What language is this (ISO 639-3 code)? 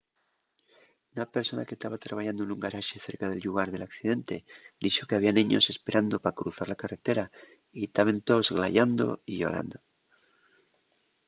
ast